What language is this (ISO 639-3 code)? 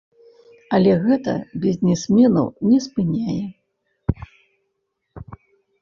bel